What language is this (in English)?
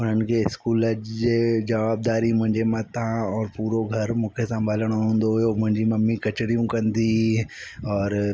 Sindhi